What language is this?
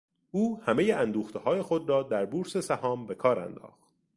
Persian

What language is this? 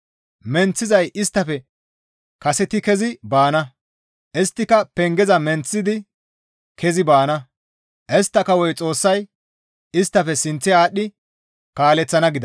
Gamo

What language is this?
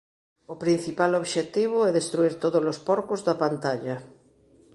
Galician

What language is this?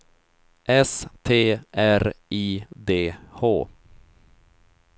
Swedish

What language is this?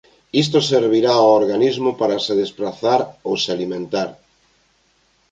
Galician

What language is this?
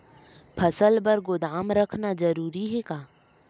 Chhattisgarhi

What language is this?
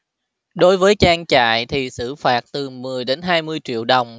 Vietnamese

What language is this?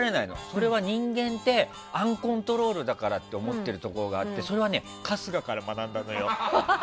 Japanese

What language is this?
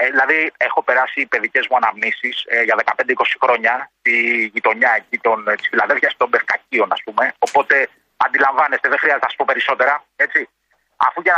Greek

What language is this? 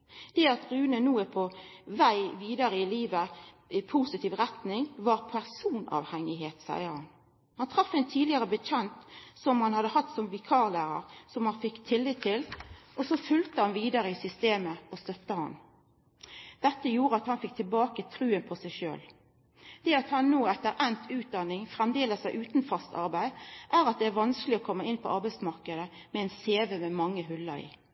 Norwegian Nynorsk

